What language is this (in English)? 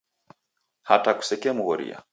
Taita